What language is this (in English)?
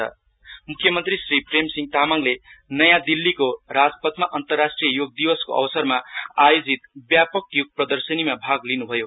Nepali